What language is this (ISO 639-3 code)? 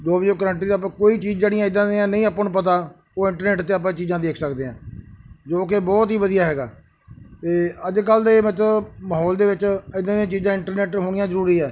pan